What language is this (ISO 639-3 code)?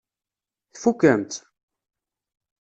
kab